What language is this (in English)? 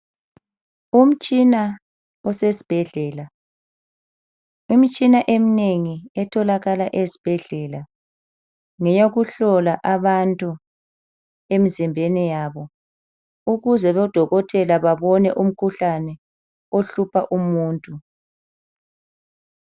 North Ndebele